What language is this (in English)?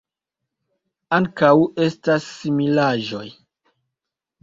Esperanto